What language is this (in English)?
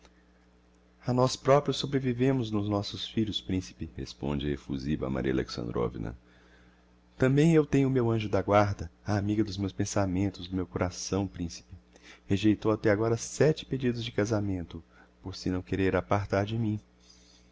Portuguese